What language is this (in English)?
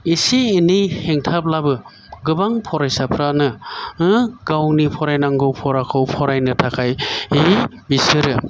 Bodo